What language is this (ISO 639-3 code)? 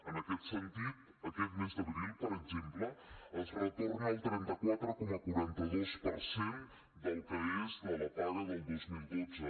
cat